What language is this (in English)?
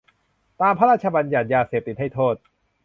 Thai